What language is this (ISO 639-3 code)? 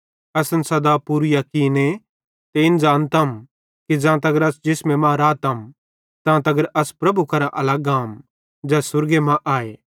bhd